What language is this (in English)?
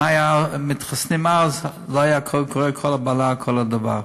Hebrew